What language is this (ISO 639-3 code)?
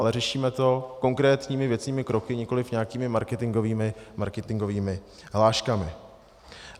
ces